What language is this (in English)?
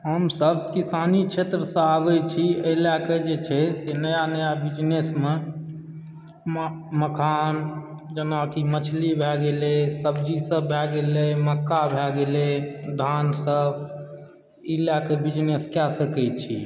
Maithili